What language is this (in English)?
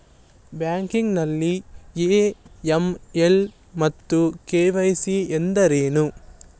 Kannada